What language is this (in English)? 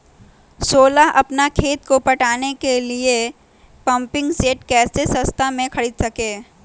Magahi